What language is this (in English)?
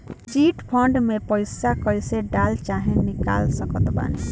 Bhojpuri